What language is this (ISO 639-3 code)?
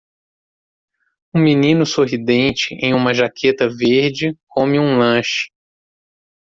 por